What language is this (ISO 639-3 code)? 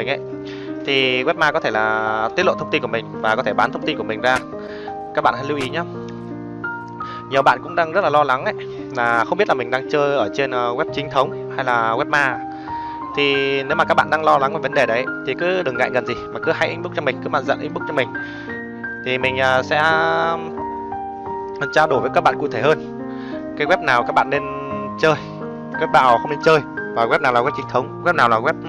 vie